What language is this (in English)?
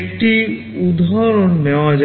Bangla